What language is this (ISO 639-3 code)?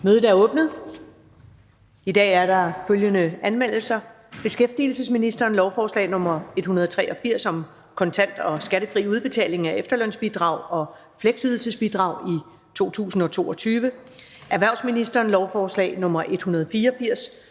dan